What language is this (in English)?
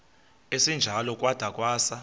Xhosa